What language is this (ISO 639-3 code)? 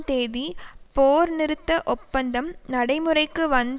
tam